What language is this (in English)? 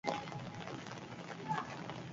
Basque